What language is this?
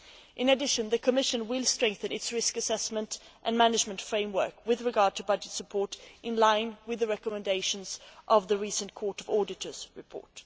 English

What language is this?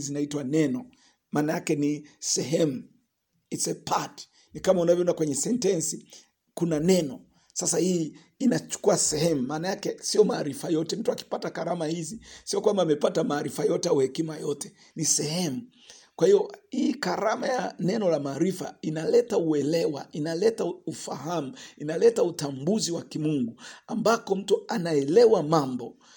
Swahili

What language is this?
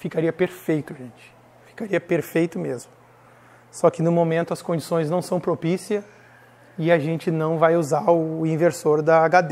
Portuguese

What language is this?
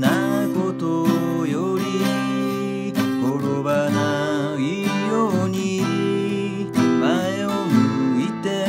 Japanese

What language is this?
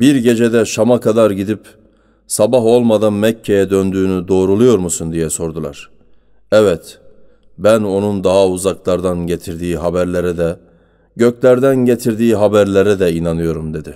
Turkish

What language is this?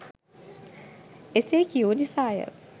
Sinhala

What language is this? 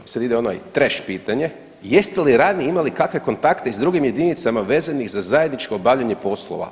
Croatian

